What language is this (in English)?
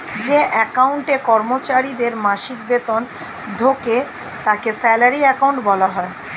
Bangla